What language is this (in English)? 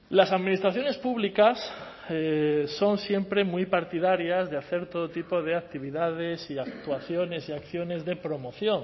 Spanish